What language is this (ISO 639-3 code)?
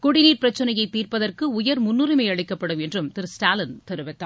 tam